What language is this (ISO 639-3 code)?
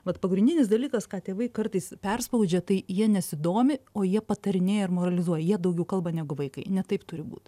lit